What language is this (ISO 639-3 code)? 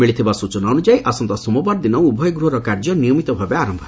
ori